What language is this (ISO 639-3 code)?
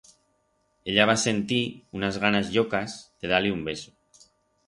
arg